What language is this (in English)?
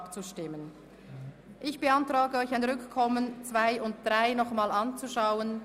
Swiss German